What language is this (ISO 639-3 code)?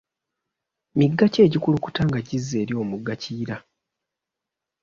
lug